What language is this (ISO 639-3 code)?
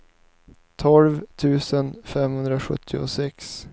swe